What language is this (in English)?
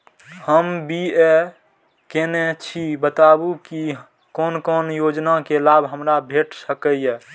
Maithili